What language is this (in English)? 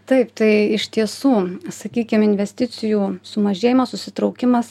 Lithuanian